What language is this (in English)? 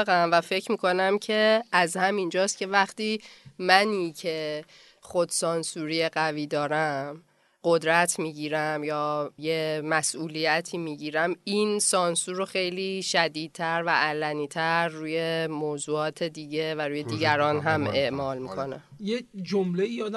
Persian